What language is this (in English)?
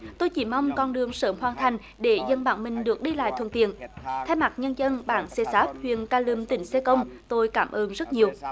Vietnamese